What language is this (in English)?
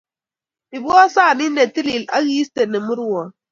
Kalenjin